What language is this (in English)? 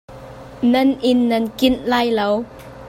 Hakha Chin